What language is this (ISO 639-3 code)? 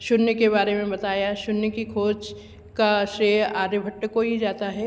hin